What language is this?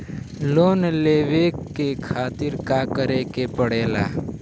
Bhojpuri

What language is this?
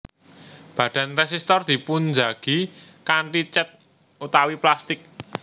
Javanese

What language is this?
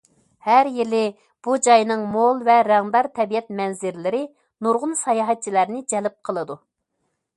Uyghur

